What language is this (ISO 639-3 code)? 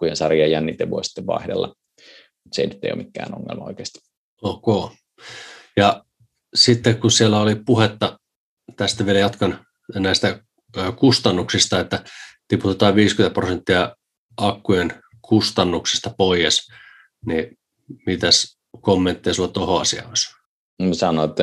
fin